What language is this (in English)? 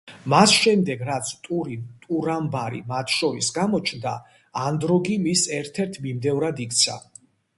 Georgian